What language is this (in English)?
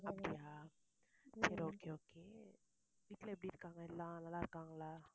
Tamil